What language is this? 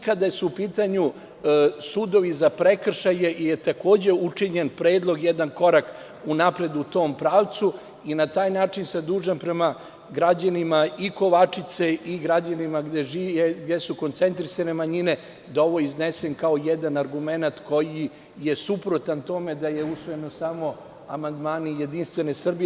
Serbian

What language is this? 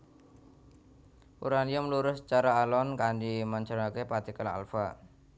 Javanese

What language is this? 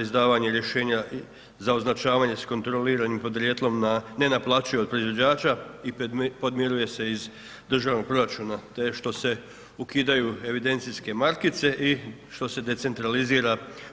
Croatian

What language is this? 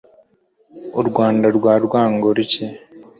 Kinyarwanda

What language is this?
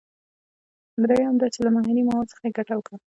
Pashto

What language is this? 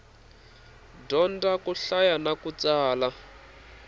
Tsonga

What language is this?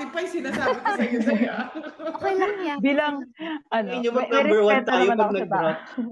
Filipino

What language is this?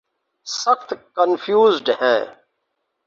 Urdu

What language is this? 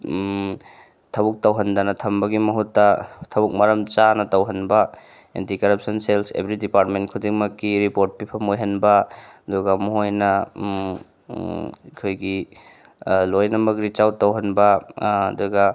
Manipuri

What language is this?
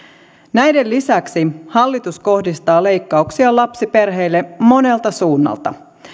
Finnish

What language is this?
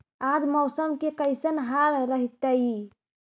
Magahi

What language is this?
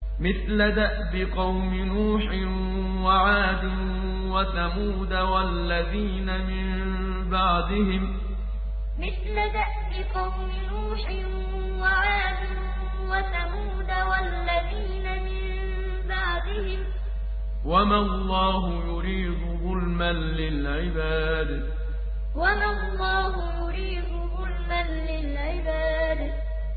Arabic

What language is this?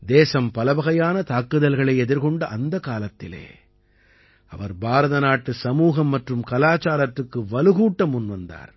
Tamil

